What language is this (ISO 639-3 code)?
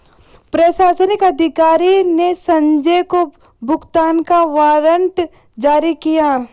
hin